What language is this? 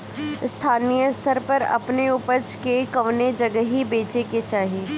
Bhojpuri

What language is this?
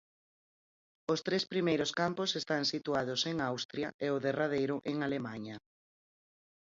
Galician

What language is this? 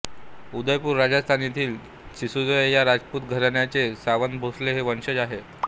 Marathi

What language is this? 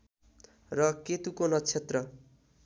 Nepali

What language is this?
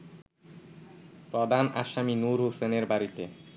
Bangla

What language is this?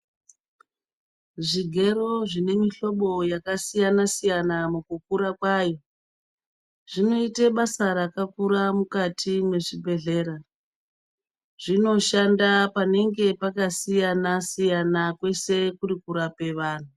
Ndau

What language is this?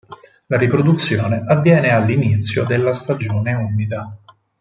Italian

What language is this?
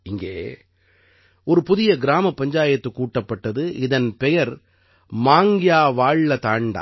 Tamil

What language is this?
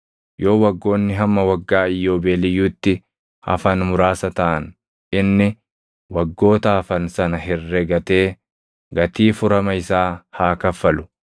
Oromo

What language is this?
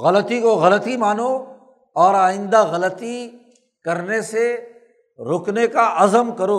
Urdu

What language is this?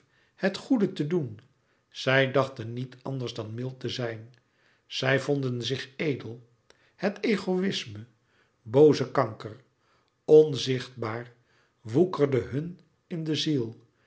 Dutch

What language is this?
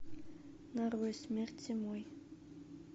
Russian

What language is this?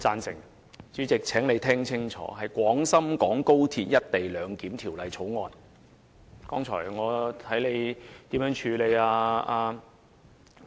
Cantonese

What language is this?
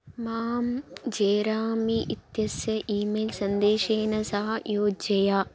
Sanskrit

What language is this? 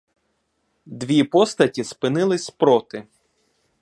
Ukrainian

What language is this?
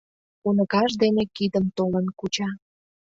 Mari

